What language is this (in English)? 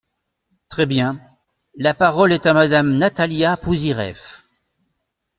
French